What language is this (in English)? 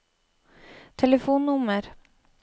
Norwegian